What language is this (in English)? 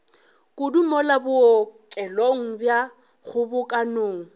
Northern Sotho